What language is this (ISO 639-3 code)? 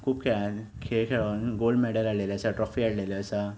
kok